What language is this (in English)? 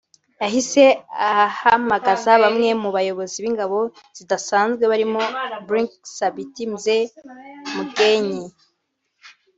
Kinyarwanda